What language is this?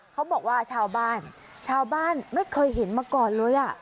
Thai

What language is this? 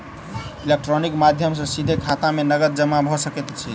Maithili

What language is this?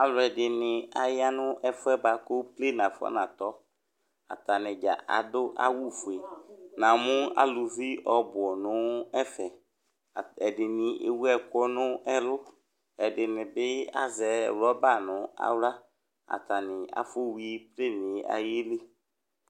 Ikposo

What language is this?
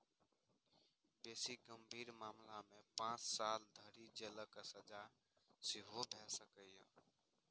Maithili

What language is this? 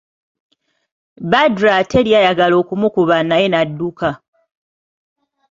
Ganda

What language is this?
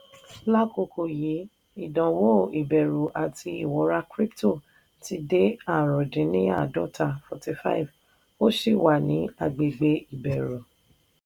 Yoruba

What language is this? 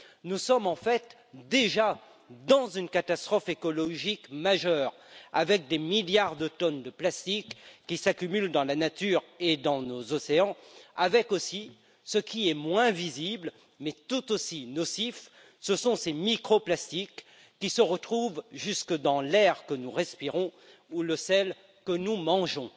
French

